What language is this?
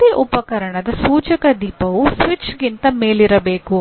Kannada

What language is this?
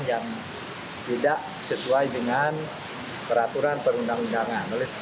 Indonesian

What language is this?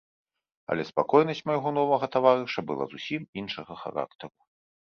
Belarusian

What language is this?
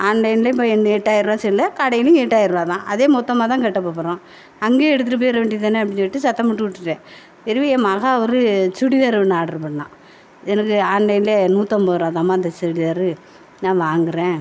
Tamil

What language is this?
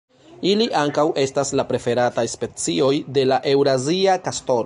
Esperanto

